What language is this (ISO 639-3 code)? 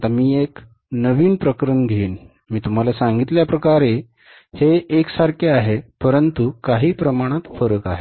mar